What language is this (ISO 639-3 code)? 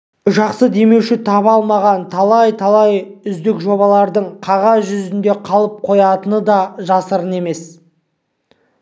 kaz